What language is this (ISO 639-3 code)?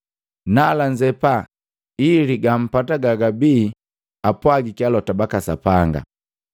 mgv